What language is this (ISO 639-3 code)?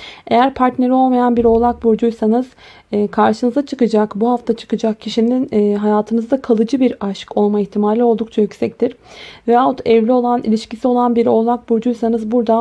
tur